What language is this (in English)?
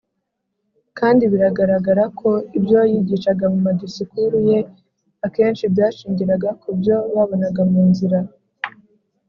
Kinyarwanda